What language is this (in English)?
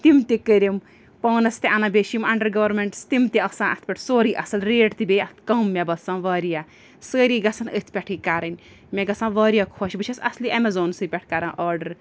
Kashmiri